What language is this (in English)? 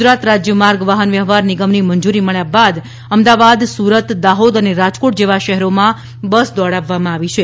Gujarati